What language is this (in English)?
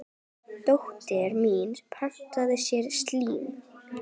Icelandic